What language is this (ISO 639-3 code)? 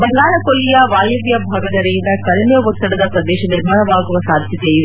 kan